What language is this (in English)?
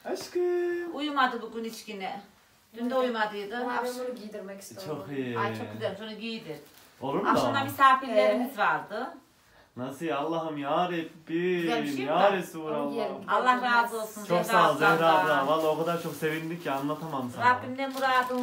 Turkish